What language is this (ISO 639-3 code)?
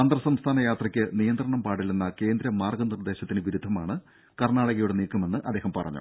mal